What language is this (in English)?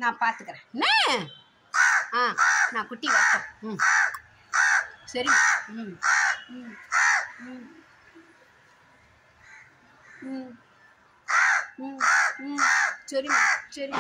Tamil